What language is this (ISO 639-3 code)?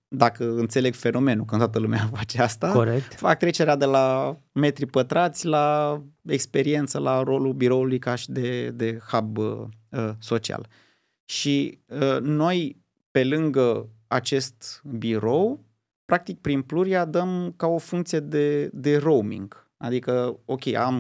ron